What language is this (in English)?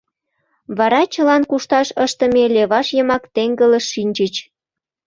Mari